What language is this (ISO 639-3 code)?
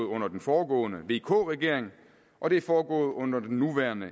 dan